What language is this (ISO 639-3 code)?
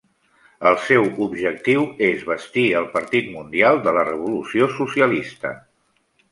cat